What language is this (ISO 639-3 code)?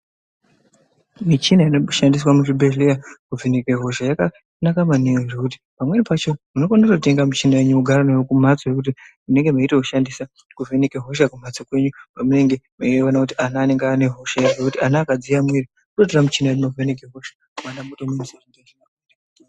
ndc